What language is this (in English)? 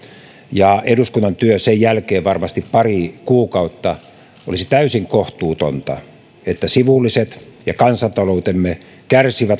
Finnish